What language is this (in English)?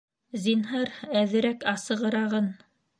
Bashkir